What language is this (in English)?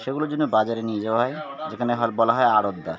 Bangla